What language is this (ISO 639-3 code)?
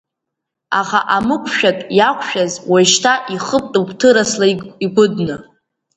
abk